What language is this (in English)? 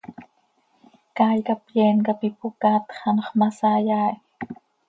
Seri